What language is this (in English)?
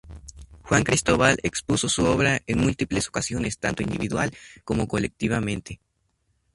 Spanish